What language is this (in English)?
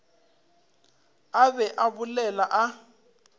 Northern Sotho